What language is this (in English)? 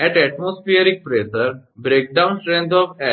Gujarati